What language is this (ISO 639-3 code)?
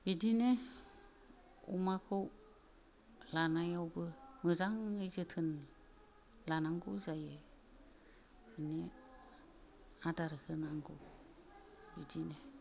brx